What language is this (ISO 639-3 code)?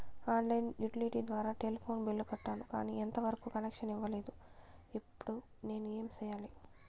tel